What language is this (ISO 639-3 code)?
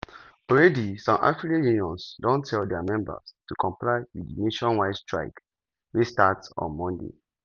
pcm